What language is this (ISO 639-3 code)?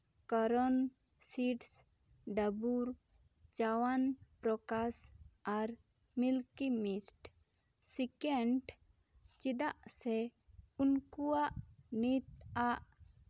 sat